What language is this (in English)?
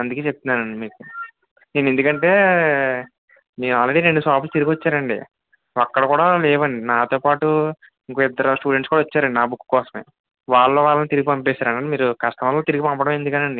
Telugu